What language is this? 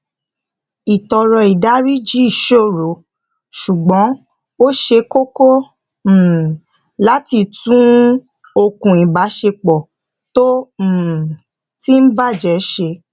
Yoruba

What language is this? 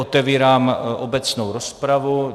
Czech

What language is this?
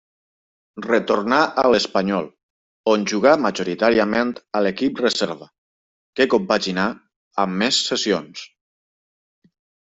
Catalan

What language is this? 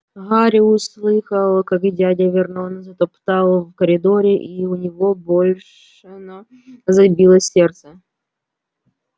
Russian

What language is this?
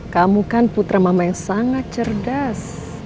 Indonesian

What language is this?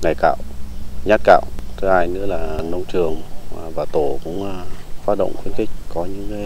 Vietnamese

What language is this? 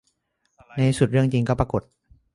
Thai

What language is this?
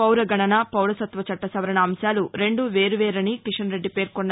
Telugu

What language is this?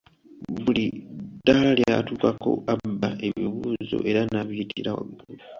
Ganda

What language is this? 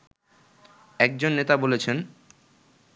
Bangla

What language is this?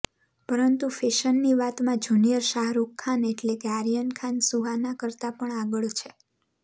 Gujarati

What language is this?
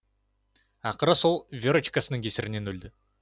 Kazakh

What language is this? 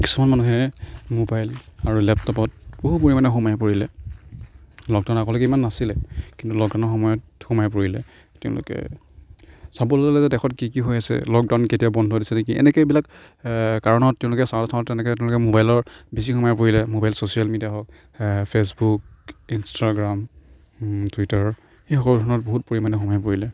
Assamese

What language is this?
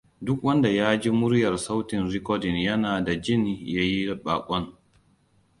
Hausa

